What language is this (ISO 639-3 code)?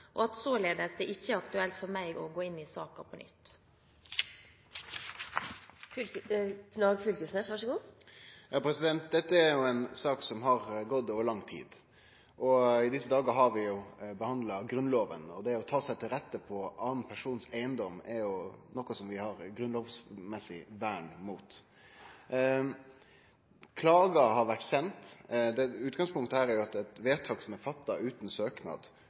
nor